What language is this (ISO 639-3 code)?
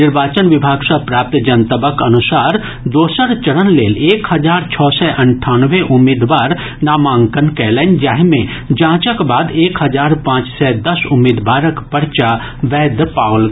mai